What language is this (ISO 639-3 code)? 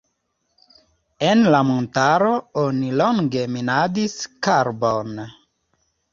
epo